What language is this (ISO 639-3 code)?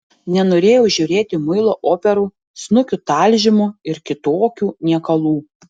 lit